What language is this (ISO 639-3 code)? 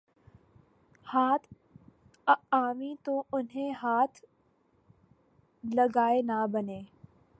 urd